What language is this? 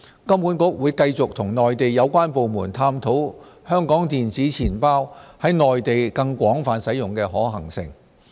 Cantonese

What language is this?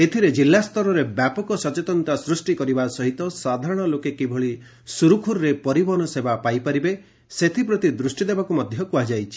Odia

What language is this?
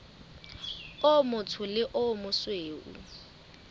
Southern Sotho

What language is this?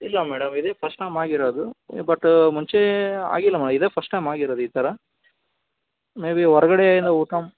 Kannada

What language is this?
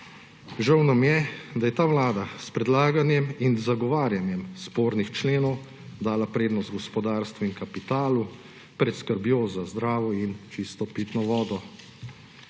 Slovenian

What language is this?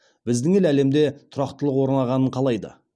Kazakh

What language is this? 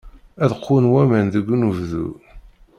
Kabyle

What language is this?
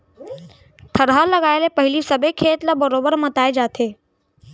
Chhattisgarhi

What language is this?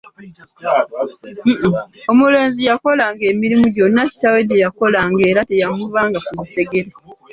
Ganda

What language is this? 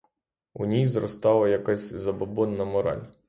Ukrainian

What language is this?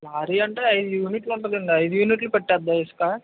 Telugu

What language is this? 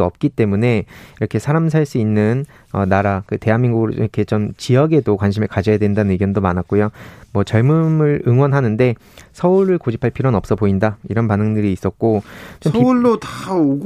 Korean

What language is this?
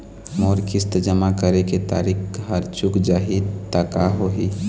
Chhattisgarhi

